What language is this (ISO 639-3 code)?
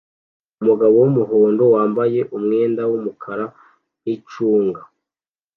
kin